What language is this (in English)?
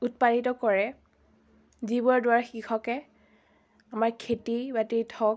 Assamese